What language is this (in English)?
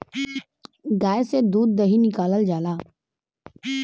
Bhojpuri